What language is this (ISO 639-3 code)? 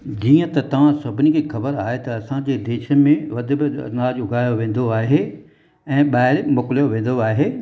snd